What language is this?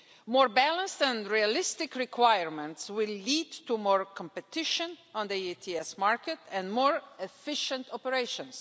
English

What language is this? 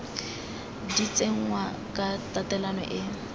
Tswana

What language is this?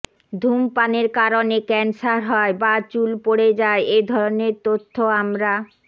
Bangla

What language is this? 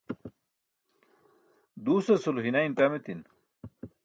Burushaski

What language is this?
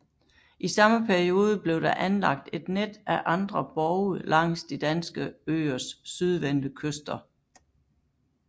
Danish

